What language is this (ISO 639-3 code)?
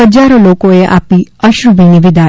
guj